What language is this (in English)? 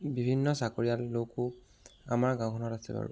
Assamese